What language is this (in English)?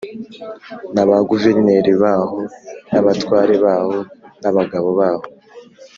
Kinyarwanda